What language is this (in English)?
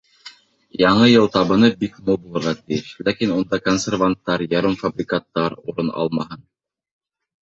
Bashkir